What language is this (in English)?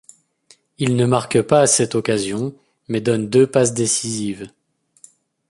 French